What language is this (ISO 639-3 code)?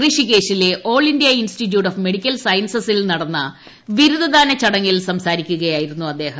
mal